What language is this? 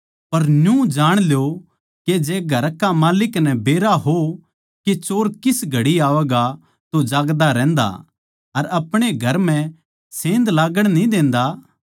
Haryanvi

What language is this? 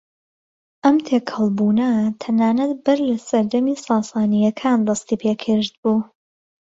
Central Kurdish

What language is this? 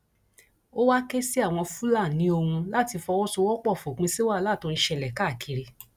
Yoruba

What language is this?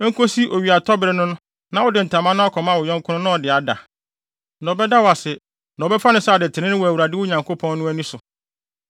Akan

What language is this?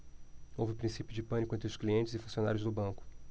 Portuguese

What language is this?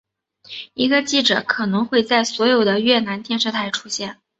Chinese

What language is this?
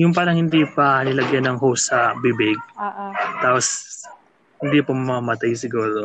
Filipino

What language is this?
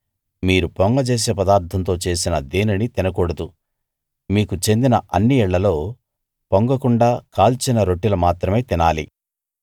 Telugu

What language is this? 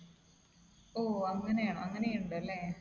Malayalam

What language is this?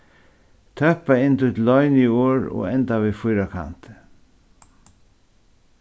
Faroese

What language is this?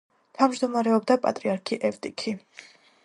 Georgian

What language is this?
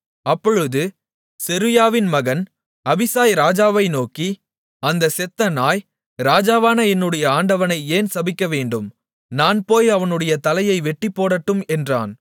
Tamil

